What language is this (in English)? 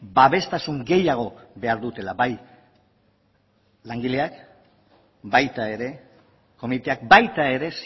Basque